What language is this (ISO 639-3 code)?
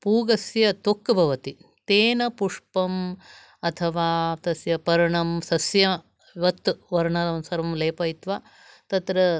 san